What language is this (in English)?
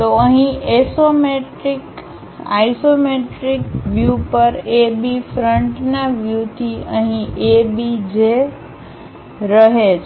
Gujarati